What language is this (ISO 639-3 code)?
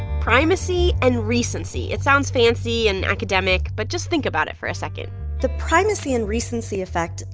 eng